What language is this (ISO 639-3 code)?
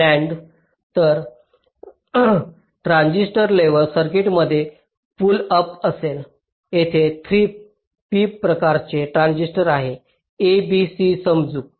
mar